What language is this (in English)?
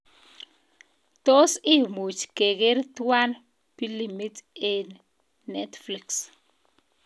Kalenjin